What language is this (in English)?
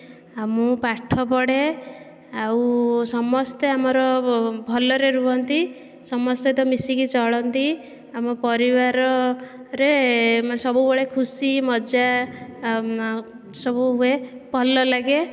Odia